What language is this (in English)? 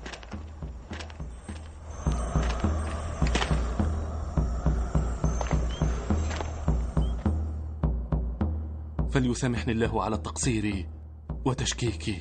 Arabic